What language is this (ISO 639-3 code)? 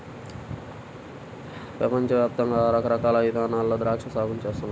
tel